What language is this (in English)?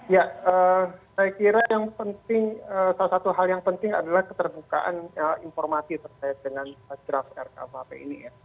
Indonesian